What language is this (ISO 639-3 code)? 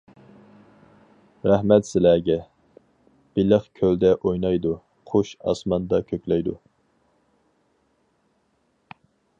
uig